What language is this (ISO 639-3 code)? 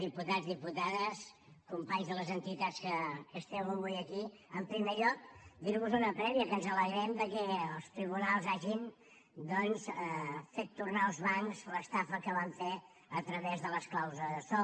cat